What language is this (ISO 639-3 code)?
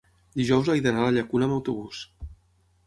cat